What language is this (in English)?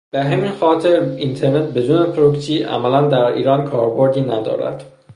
Persian